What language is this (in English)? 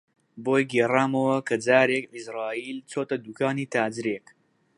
Central Kurdish